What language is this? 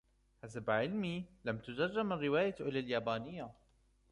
Arabic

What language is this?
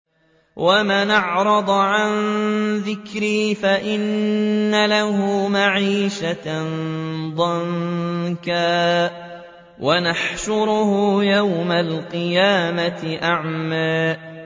Arabic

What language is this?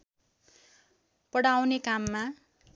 Nepali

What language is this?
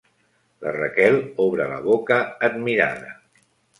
Catalan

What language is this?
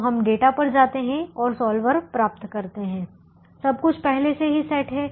Hindi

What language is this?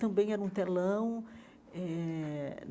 Portuguese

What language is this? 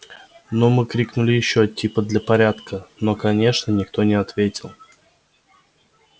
Russian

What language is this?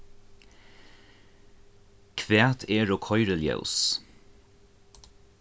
Faroese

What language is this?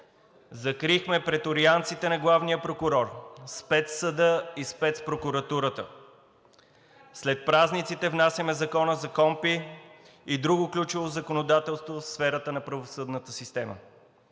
Bulgarian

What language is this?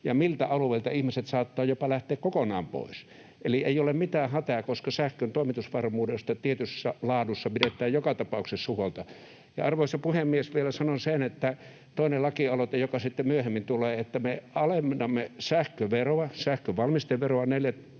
Finnish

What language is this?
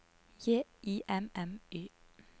Norwegian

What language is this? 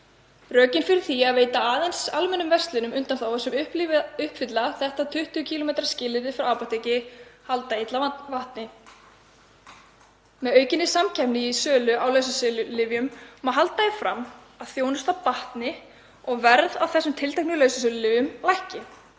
Icelandic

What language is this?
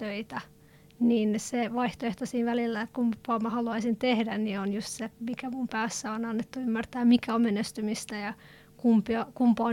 Finnish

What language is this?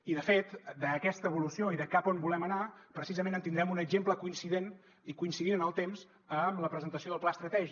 Catalan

